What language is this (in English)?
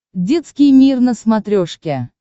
Russian